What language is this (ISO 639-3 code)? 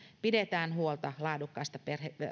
fin